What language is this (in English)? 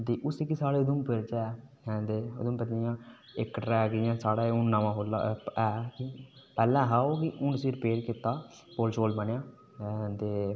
Dogri